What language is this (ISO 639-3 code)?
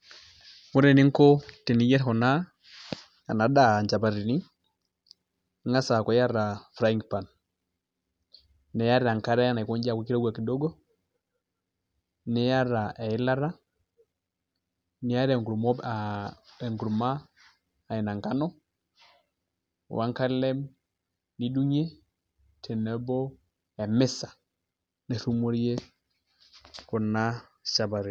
mas